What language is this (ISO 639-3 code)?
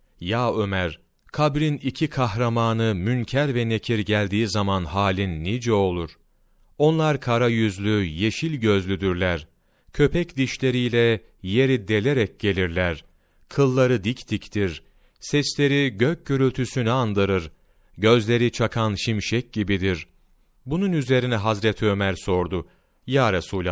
tur